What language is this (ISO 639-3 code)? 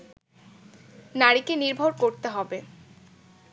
ben